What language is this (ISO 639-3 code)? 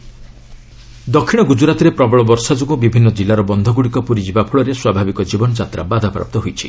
ori